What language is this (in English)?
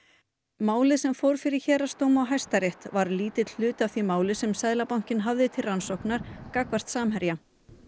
Icelandic